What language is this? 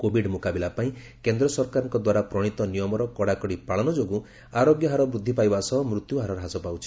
Odia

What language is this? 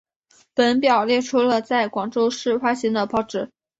Chinese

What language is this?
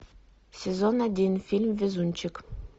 Russian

